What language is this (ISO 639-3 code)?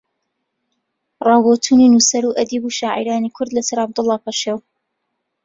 ckb